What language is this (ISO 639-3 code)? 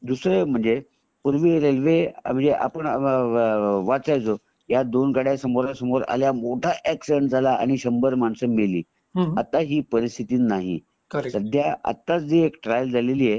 mar